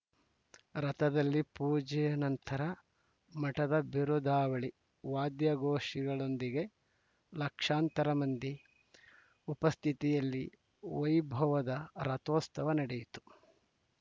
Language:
Kannada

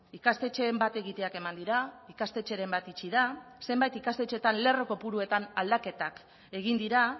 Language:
Basque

